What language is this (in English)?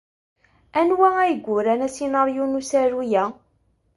Kabyle